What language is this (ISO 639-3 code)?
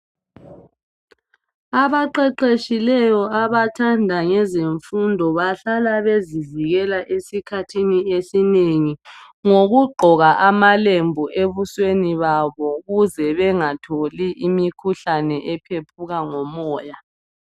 nde